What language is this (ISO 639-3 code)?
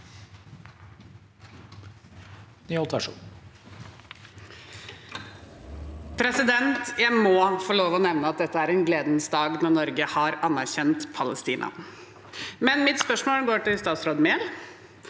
nor